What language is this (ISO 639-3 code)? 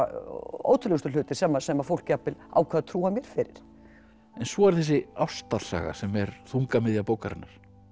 isl